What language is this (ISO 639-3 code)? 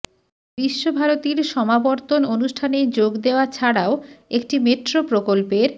ben